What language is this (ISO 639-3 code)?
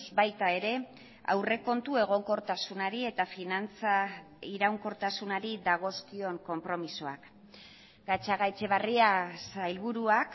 eus